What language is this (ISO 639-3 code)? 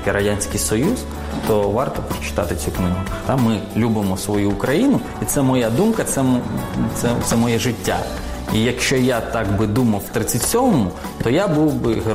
ukr